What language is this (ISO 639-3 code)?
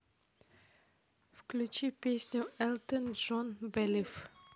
rus